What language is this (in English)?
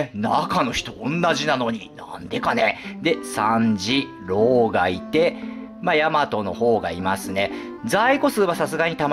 Japanese